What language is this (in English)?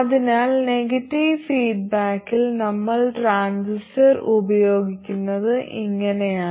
Malayalam